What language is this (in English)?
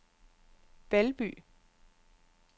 Danish